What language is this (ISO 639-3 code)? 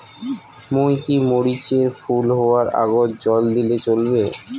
ben